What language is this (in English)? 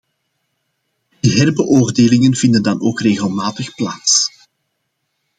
Dutch